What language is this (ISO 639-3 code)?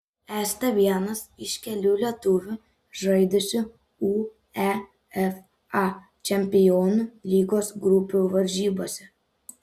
lit